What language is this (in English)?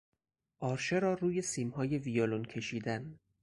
Persian